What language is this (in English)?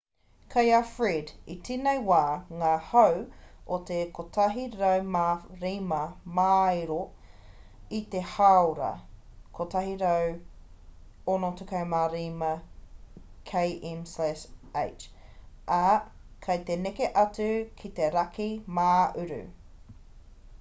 Māori